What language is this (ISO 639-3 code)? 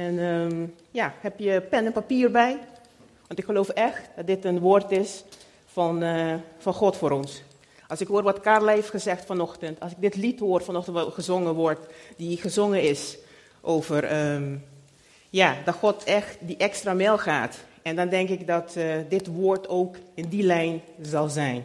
nld